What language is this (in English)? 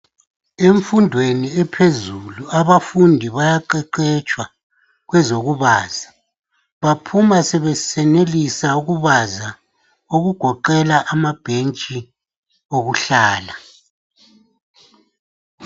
North Ndebele